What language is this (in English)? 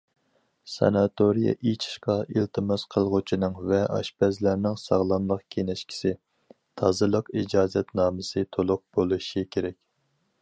Uyghur